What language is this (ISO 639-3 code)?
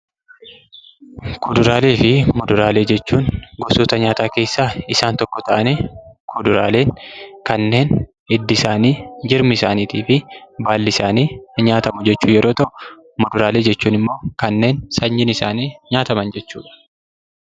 orm